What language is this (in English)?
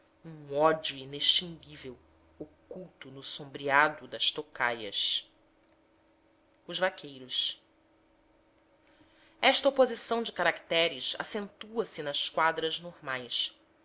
Portuguese